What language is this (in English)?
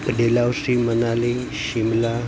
Gujarati